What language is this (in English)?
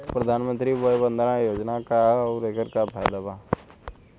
Bhojpuri